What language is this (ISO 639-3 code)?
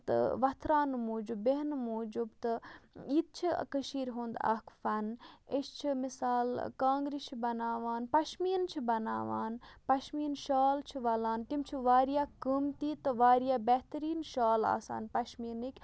kas